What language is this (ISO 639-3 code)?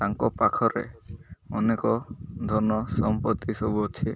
ori